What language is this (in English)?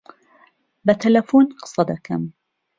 Central Kurdish